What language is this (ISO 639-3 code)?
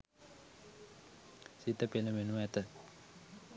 sin